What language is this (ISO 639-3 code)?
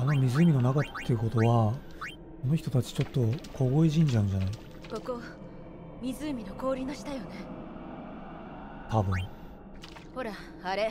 jpn